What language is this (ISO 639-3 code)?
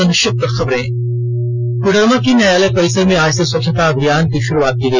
hin